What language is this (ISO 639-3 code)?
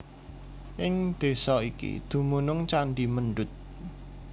jav